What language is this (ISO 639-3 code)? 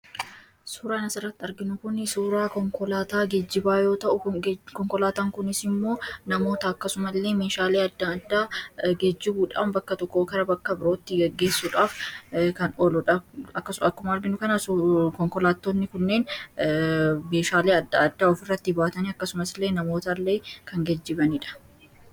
orm